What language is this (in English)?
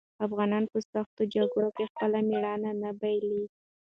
Pashto